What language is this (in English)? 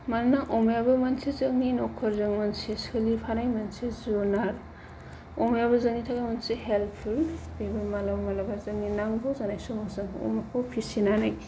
Bodo